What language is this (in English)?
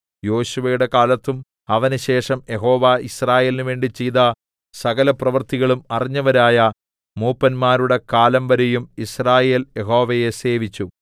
Malayalam